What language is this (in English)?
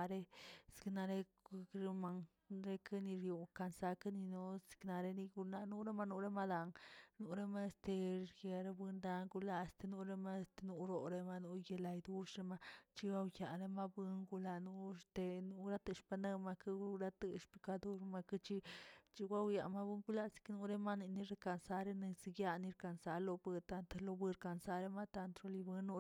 Tilquiapan Zapotec